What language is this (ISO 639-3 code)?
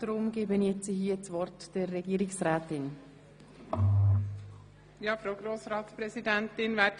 gsw